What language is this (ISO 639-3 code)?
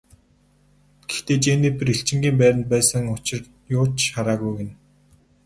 mon